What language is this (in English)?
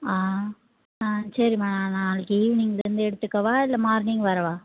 Tamil